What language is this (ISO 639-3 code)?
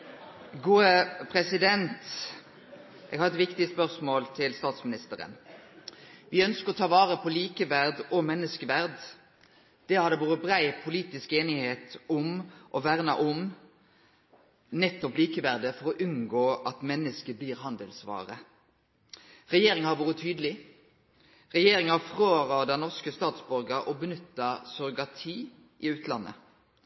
nno